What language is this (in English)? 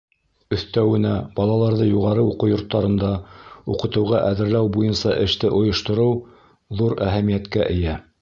Bashkir